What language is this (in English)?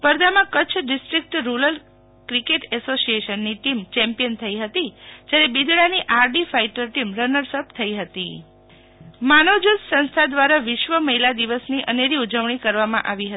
Gujarati